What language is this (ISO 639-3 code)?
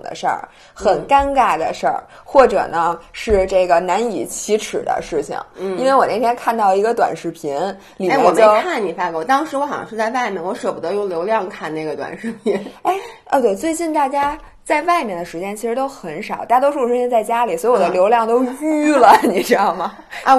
zho